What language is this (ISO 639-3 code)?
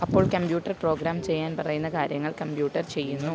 mal